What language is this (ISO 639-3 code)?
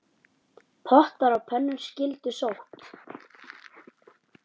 isl